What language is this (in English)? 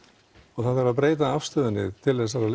Icelandic